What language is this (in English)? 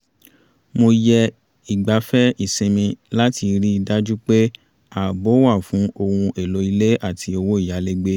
Yoruba